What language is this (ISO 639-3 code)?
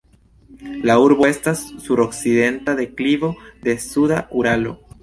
epo